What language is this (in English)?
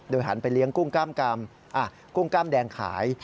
Thai